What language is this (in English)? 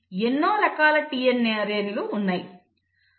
Telugu